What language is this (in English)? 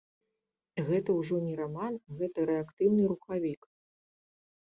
Belarusian